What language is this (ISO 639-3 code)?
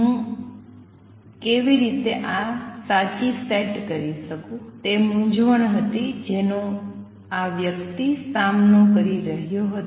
guj